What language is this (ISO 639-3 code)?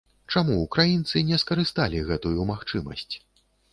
bel